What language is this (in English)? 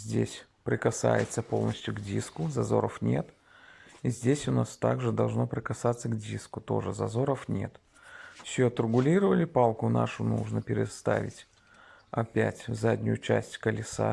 Russian